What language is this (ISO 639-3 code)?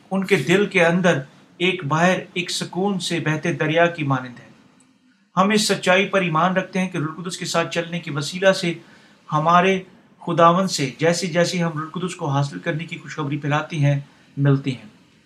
urd